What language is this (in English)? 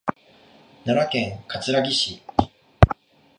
Japanese